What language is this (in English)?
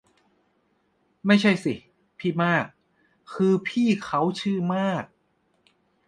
Thai